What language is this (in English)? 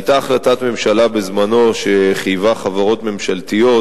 Hebrew